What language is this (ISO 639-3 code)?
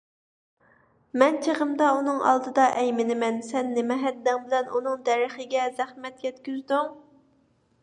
uig